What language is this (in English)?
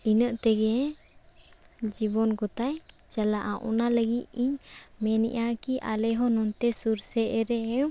Santali